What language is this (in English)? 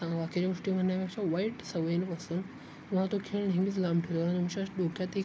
Marathi